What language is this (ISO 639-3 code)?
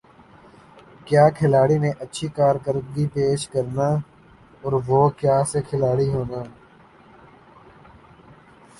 urd